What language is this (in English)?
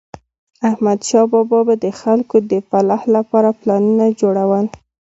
Pashto